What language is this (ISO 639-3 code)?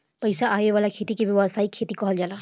bho